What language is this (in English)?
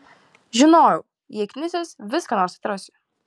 Lithuanian